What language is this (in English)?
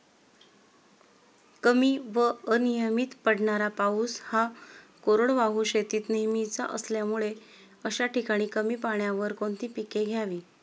Marathi